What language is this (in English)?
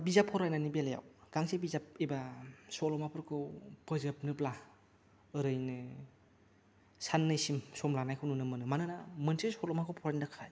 Bodo